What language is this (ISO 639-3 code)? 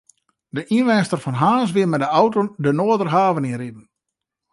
fry